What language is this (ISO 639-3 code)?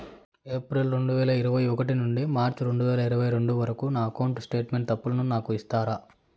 tel